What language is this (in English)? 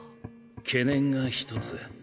Japanese